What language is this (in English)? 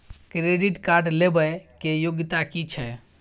Maithili